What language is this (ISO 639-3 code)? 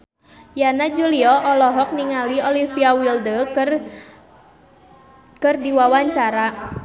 sun